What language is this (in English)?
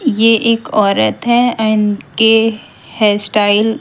Hindi